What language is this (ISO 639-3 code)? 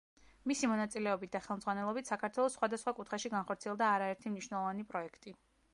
kat